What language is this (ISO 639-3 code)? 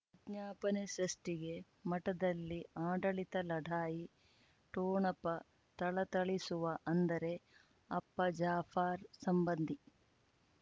kan